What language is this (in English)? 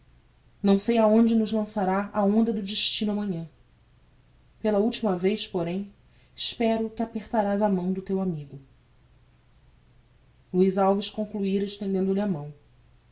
Portuguese